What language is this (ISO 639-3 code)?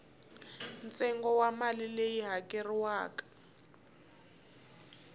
tso